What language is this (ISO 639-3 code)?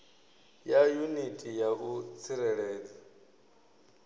ven